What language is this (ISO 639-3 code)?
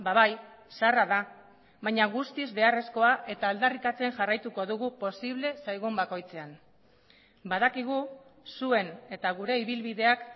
eus